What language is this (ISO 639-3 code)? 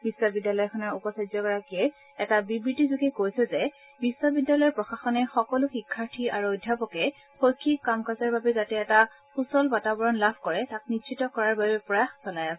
asm